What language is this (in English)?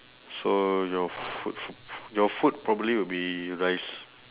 English